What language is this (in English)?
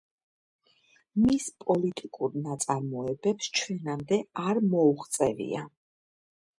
Georgian